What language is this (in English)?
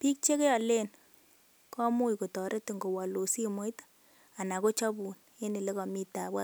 Kalenjin